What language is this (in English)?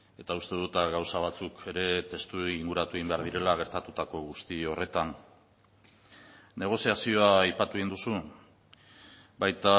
Basque